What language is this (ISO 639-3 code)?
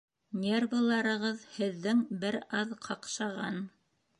bak